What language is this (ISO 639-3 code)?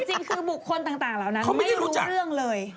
tha